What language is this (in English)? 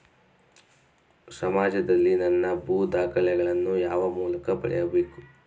Kannada